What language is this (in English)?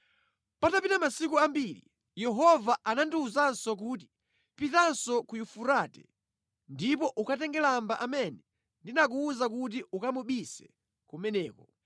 Nyanja